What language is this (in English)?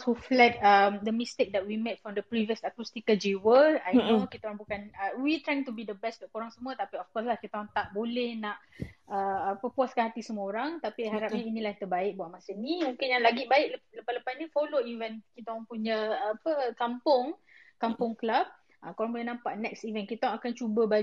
Malay